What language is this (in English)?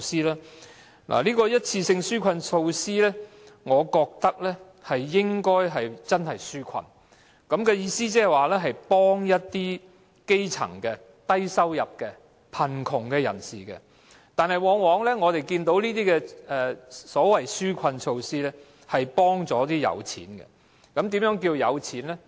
Cantonese